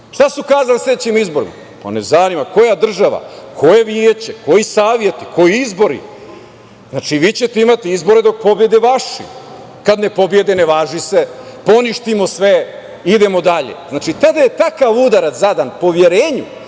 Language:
Serbian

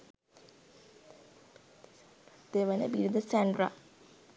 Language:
Sinhala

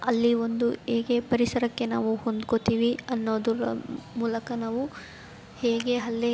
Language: Kannada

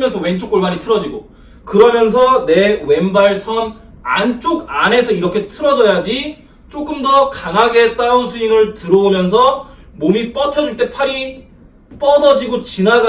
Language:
Korean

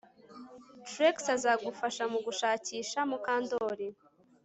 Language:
Kinyarwanda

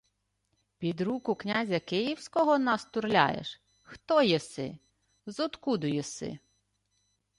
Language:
Ukrainian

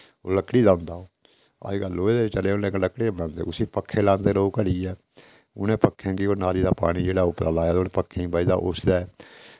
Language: Dogri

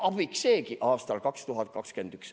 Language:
Estonian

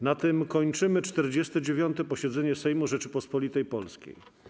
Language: Polish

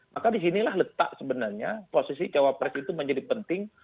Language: Indonesian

